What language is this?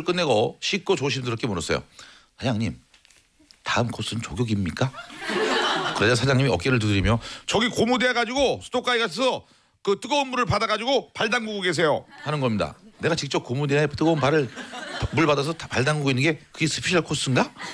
Korean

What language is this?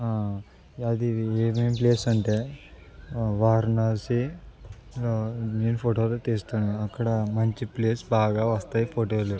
Telugu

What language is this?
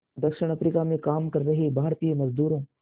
Hindi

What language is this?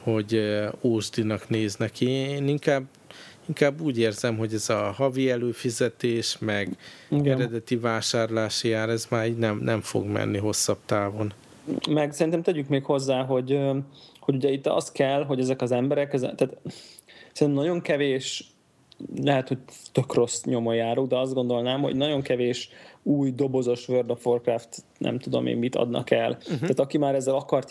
Hungarian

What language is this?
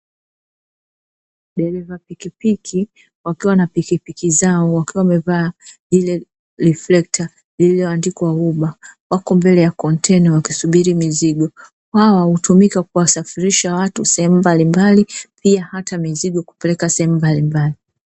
Swahili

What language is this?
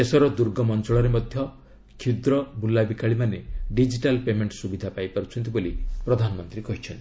Odia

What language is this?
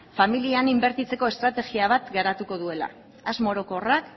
Basque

